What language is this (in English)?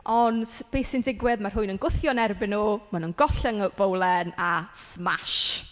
Welsh